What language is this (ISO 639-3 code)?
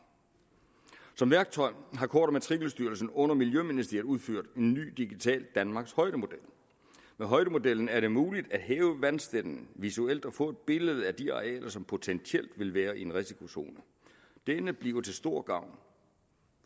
dan